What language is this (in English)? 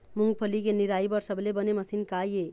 Chhattisgarhi